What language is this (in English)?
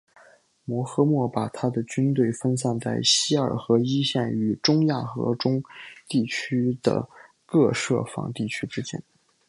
Chinese